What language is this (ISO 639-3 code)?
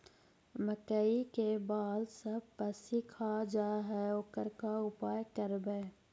mag